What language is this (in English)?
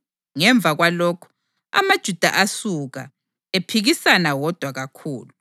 North Ndebele